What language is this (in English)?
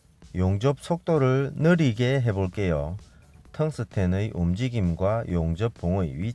Korean